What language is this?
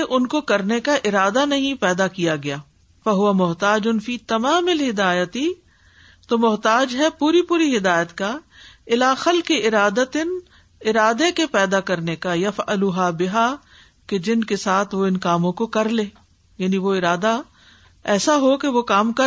Urdu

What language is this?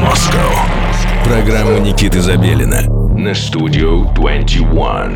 Russian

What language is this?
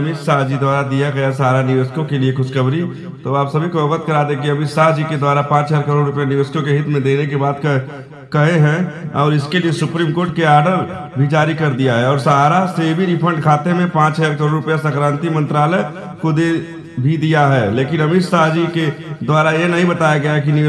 Hindi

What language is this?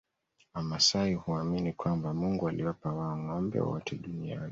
Swahili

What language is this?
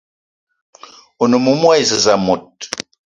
Eton (Cameroon)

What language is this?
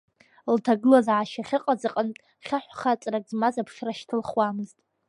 Abkhazian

